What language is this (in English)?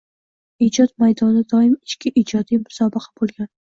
Uzbek